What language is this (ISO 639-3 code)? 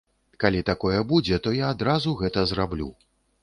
bel